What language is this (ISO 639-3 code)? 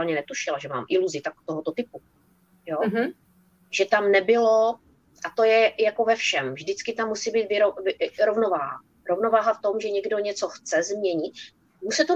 ces